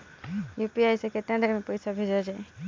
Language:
Bhojpuri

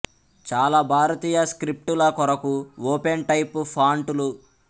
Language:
Telugu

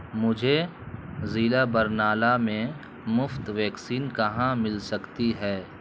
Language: Urdu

